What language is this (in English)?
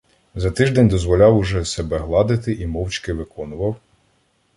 Ukrainian